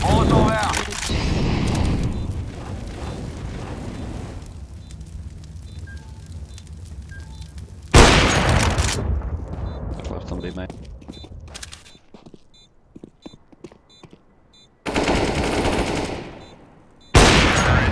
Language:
English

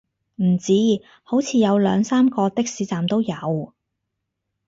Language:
Cantonese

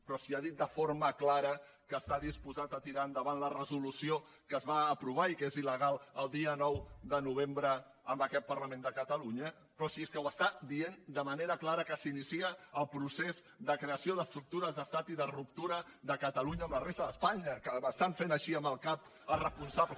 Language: Catalan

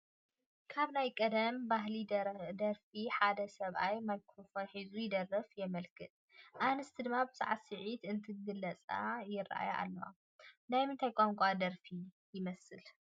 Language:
Tigrinya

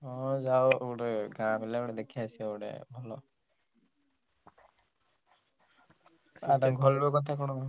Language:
Odia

